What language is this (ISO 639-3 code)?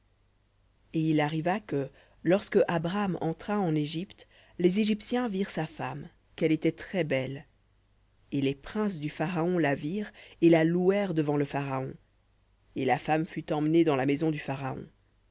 fra